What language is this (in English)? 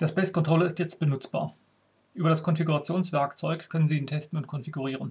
German